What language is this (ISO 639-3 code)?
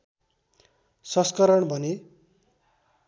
nep